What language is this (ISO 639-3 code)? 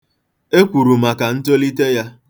ibo